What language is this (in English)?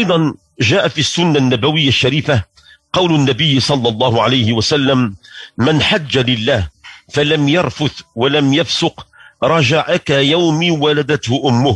Arabic